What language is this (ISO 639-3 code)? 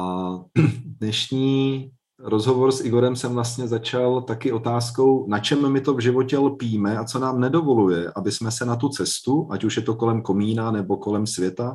ces